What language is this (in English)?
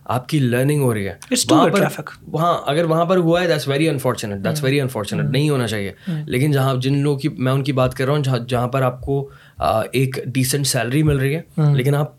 Urdu